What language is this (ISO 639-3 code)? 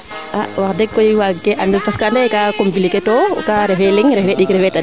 srr